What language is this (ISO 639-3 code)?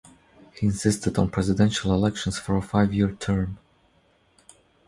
eng